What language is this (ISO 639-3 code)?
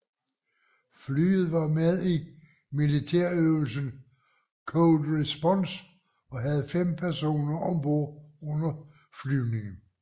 dan